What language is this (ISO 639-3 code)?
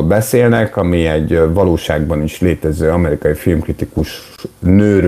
hun